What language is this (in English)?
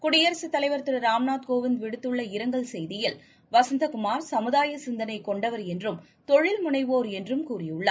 Tamil